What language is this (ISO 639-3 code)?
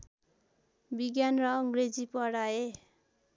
nep